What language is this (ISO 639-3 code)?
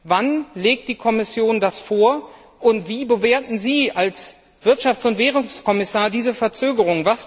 deu